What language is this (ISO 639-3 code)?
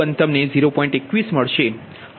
guj